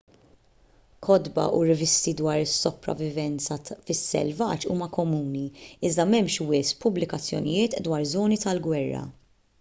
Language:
Maltese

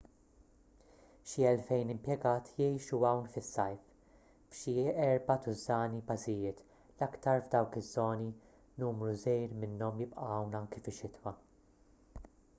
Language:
Maltese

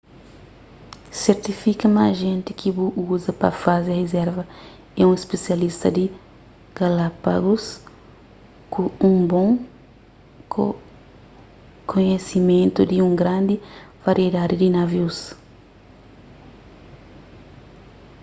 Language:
Kabuverdianu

